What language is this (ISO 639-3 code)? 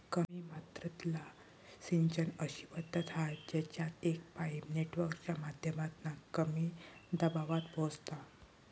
mar